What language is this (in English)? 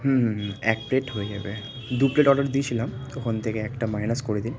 Bangla